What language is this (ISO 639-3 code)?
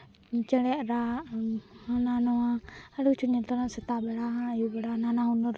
sat